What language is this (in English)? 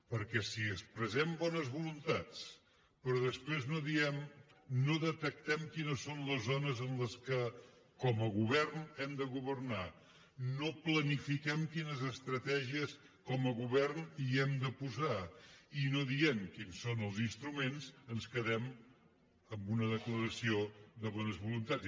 Catalan